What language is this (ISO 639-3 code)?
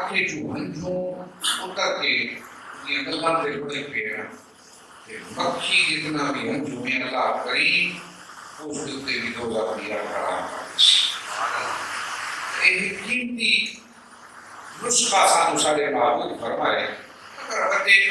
ron